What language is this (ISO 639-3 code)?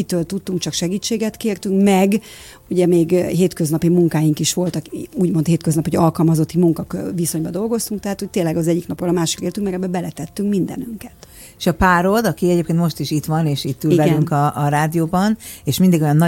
hun